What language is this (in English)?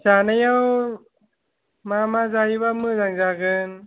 Bodo